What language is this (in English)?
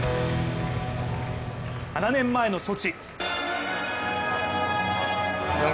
Japanese